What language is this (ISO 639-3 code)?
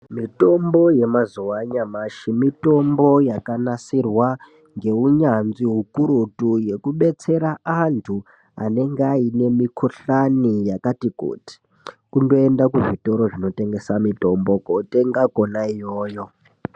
ndc